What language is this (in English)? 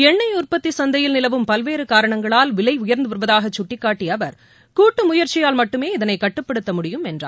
Tamil